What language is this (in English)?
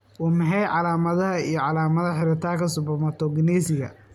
Somali